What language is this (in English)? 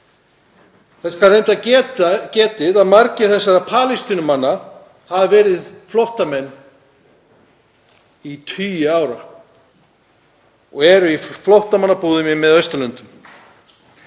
Icelandic